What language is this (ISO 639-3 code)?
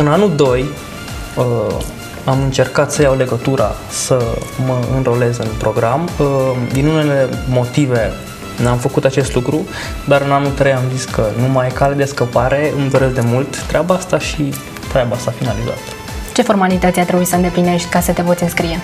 ron